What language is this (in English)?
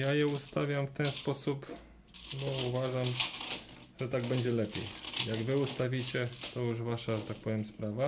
Polish